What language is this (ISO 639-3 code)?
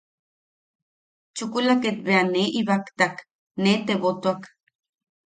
yaq